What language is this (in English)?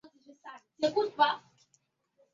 Swahili